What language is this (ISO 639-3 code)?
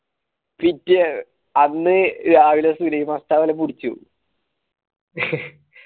mal